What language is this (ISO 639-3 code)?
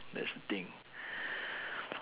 eng